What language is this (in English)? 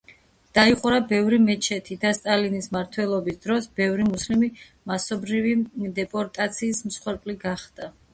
Georgian